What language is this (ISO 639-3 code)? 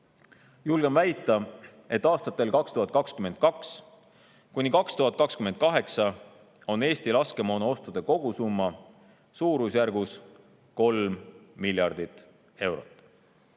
est